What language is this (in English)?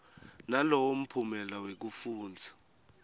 Swati